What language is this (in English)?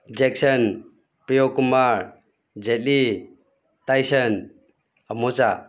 Manipuri